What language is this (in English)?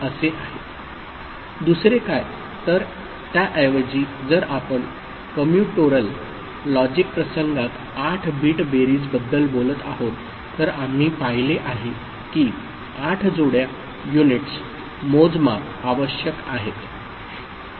Marathi